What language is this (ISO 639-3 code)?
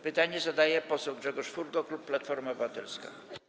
pol